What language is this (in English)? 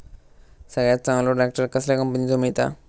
Marathi